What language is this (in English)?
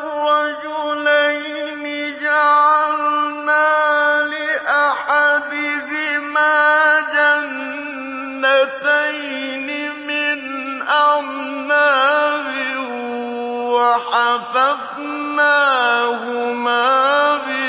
Arabic